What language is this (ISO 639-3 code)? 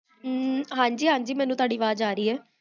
pan